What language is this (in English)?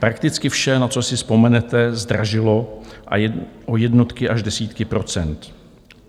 Czech